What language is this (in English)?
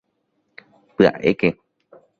Guarani